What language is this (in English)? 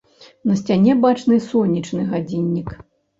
Belarusian